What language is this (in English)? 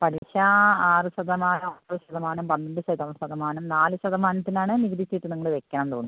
Malayalam